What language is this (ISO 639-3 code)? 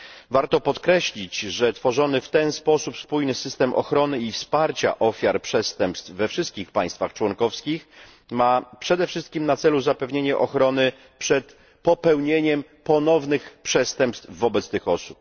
pol